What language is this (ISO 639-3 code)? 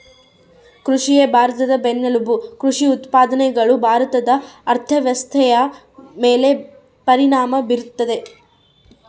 kan